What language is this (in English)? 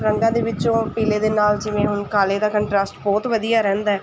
Punjabi